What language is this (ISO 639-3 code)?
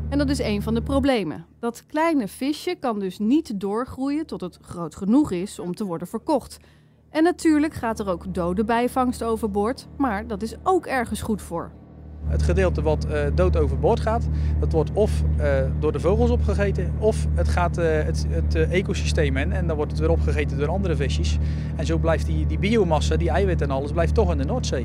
nld